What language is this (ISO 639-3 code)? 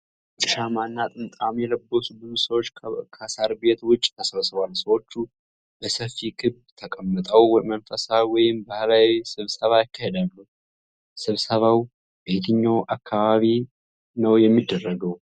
amh